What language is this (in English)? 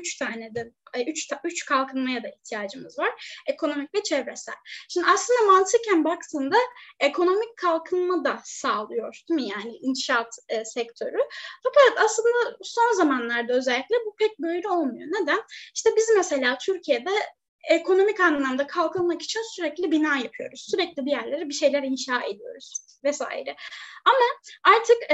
Turkish